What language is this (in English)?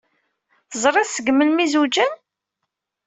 Kabyle